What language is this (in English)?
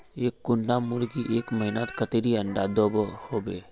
Magahi